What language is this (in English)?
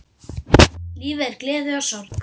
Icelandic